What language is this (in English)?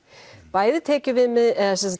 Icelandic